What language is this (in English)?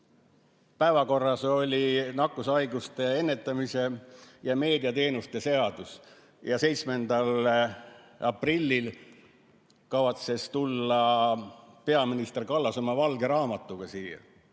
Estonian